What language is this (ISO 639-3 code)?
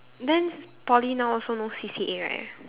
eng